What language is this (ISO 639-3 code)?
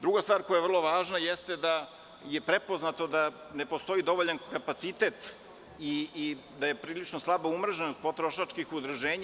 srp